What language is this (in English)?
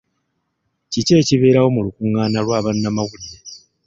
Ganda